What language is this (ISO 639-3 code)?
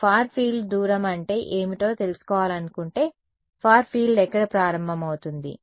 tel